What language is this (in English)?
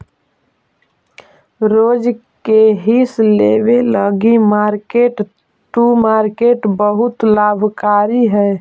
Magahi